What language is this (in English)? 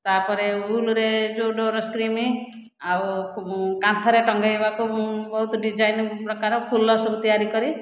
Odia